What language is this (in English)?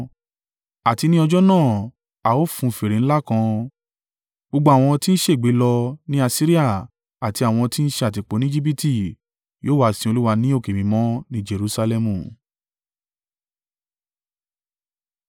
Yoruba